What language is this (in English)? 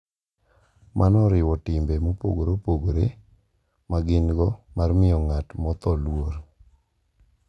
Luo (Kenya and Tanzania)